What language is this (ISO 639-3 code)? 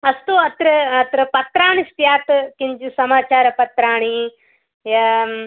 san